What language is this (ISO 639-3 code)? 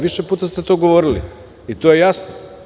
srp